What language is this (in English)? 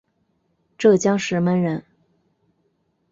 Chinese